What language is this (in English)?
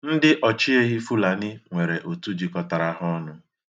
Igbo